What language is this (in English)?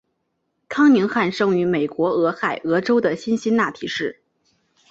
Chinese